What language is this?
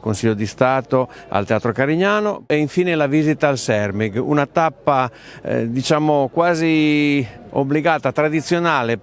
Italian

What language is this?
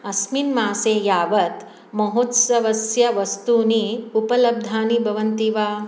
Sanskrit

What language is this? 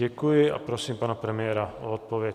Czech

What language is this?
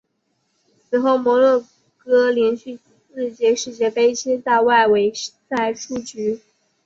Chinese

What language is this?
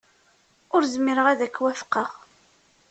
Kabyle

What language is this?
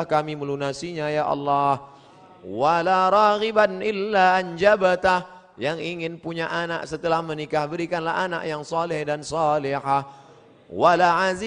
Indonesian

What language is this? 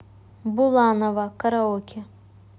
Russian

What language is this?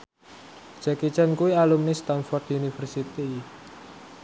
Javanese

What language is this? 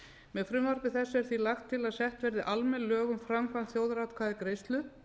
Icelandic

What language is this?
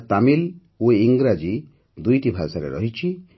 Odia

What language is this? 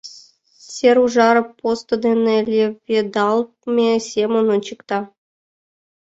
Mari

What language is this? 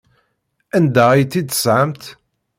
Kabyle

